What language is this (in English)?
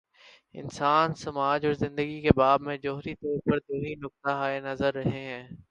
Urdu